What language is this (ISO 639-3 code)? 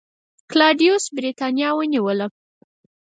pus